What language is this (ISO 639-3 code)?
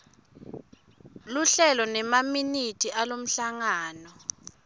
ssw